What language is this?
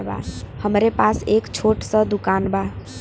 Bhojpuri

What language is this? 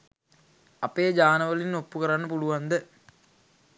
Sinhala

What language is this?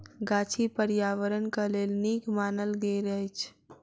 Maithili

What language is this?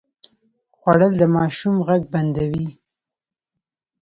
Pashto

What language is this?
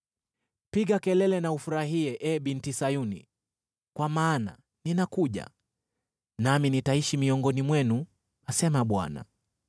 Swahili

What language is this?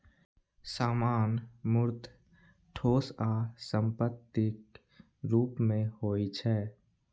Maithili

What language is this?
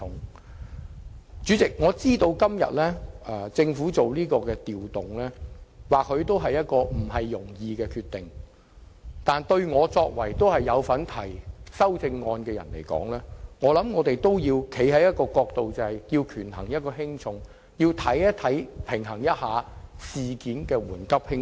Cantonese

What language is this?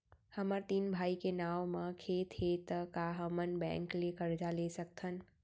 Chhattisgarhi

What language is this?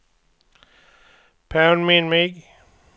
Swedish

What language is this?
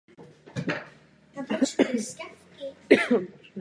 Czech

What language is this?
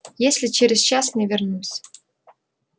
Russian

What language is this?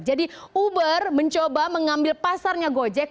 Indonesian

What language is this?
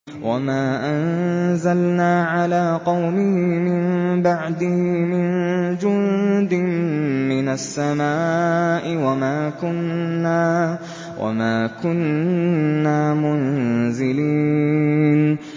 Arabic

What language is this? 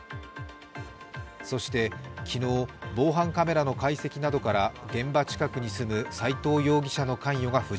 Japanese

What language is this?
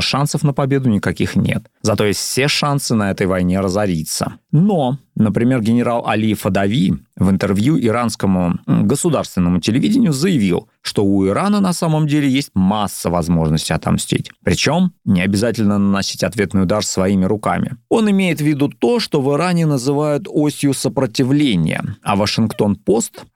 Russian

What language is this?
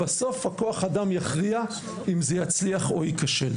Hebrew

